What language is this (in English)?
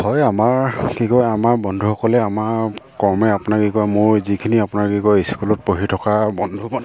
Assamese